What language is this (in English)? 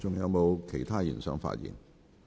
Cantonese